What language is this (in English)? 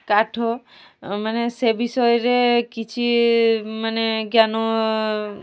Odia